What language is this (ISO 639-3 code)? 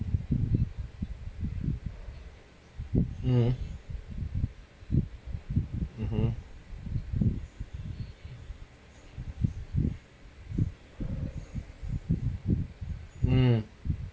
eng